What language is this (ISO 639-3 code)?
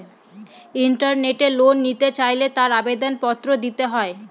ben